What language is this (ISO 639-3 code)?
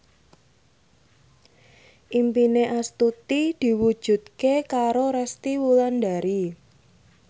jav